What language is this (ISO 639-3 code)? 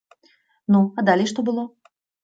bel